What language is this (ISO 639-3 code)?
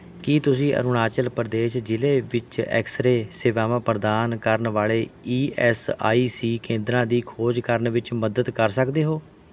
pan